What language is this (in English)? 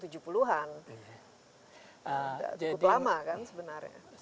Indonesian